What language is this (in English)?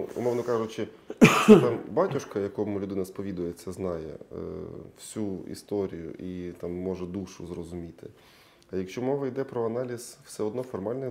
Ukrainian